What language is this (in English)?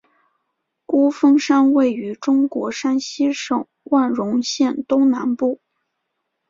Chinese